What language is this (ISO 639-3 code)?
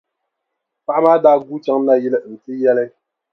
dag